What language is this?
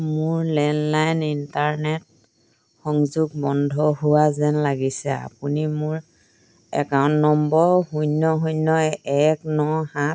Assamese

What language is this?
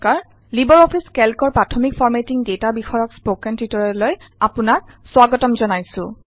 Assamese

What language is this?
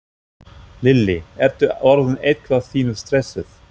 Icelandic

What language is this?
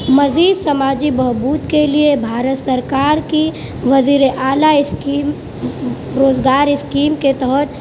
Urdu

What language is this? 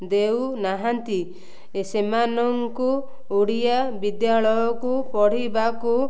Odia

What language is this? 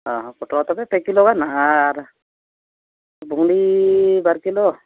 Santali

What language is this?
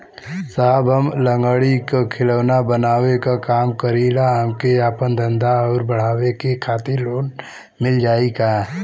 Bhojpuri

